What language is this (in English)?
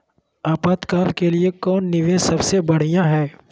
Magahi